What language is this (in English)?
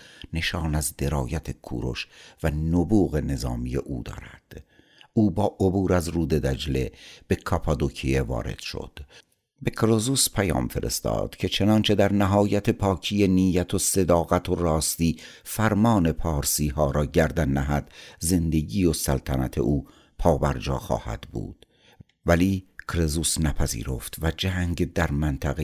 Persian